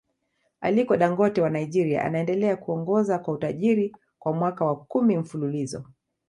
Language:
Swahili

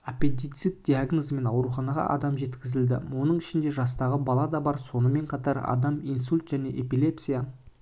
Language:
Kazakh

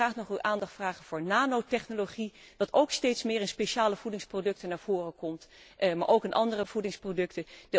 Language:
Dutch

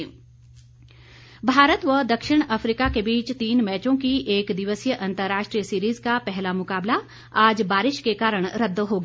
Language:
Hindi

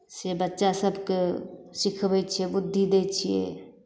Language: Maithili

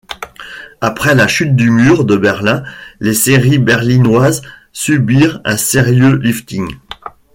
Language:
French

